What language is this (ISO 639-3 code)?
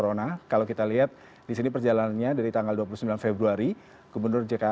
ind